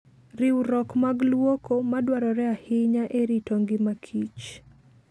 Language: Luo (Kenya and Tanzania)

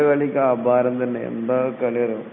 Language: Malayalam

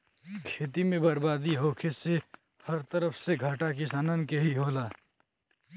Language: Bhojpuri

